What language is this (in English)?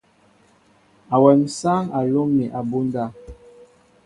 Mbo (Cameroon)